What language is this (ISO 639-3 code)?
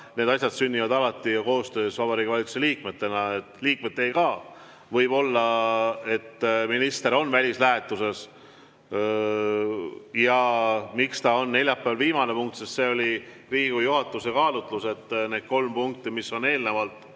est